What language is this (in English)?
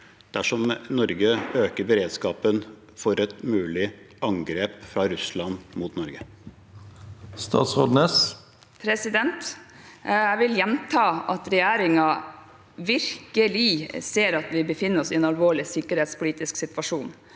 Norwegian